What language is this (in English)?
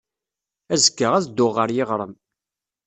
Kabyle